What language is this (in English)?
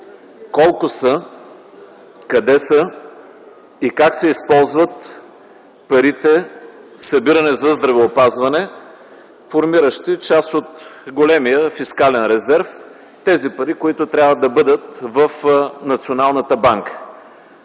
Bulgarian